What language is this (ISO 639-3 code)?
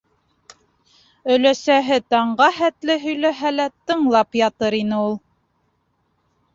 bak